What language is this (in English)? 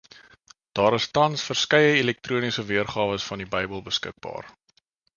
Afrikaans